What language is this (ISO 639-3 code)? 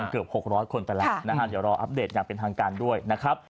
tha